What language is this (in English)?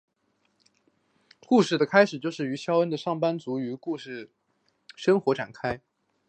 Chinese